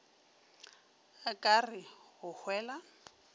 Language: Northern Sotho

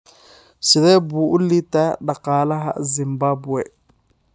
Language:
Somali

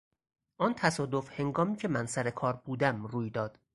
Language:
Persian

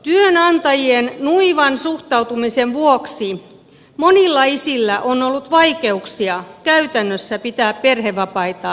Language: Finnish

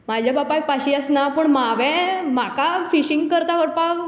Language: Konkani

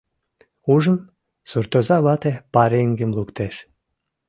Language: Mari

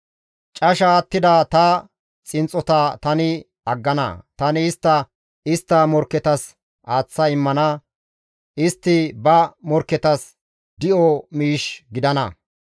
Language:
Gamo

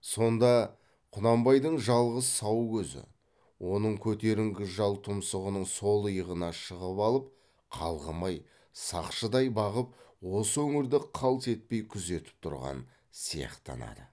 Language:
Kazakh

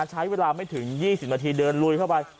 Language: Thai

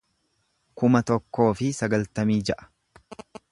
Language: Oromo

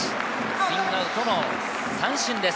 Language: Japanese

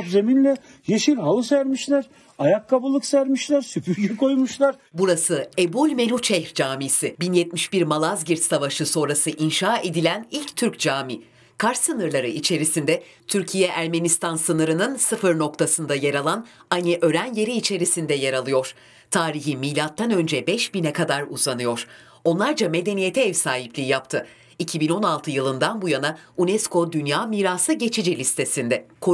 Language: Turkish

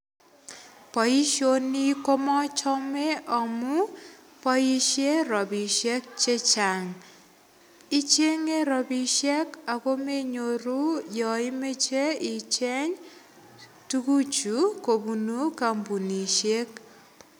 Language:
Kalenjin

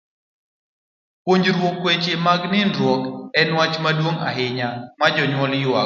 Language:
Luo (Kenya and Tanzania)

